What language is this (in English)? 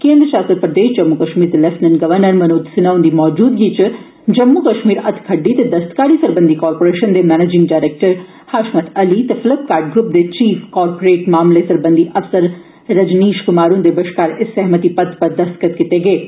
Dogri